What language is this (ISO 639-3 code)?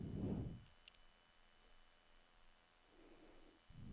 nor